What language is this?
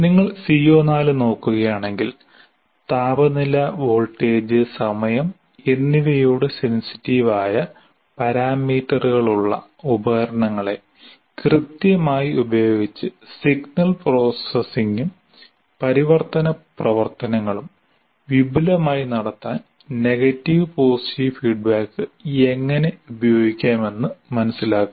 Malayalam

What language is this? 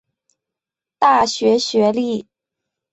Chinese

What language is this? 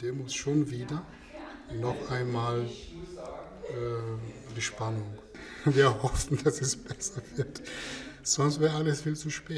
French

